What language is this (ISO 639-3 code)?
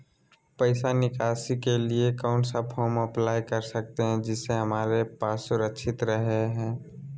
mag